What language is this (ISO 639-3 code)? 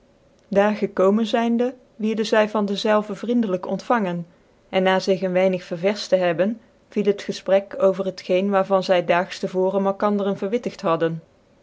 nld